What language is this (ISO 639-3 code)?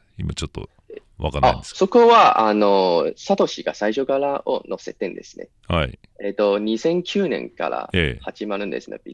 jpn